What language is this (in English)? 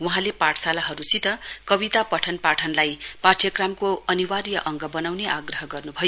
Nepali